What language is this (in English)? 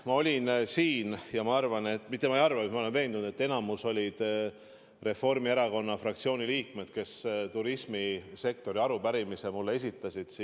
Estonian